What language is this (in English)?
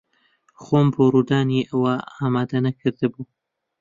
Central Kurdish